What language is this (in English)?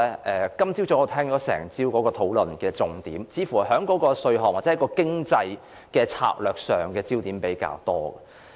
Cantonese